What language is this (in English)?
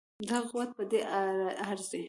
Pashto